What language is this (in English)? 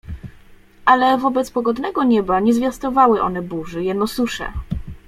Polish